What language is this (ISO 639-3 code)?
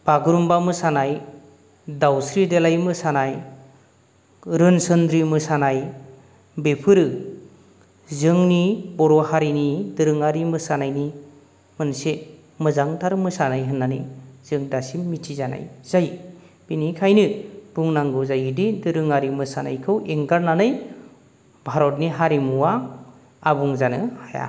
brx